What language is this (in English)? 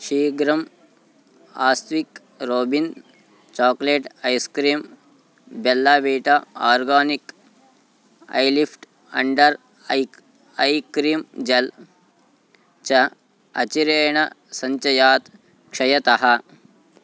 Sanskrit